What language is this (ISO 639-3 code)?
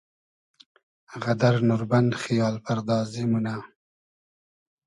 haz